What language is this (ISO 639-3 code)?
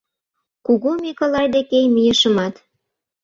chm